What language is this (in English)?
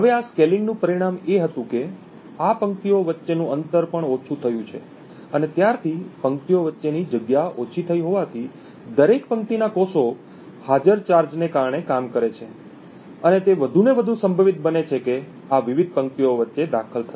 Gujarati